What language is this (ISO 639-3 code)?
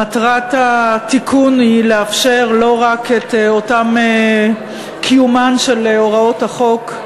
heb